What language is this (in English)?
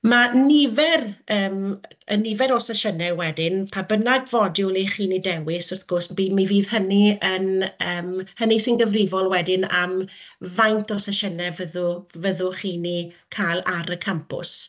Welsh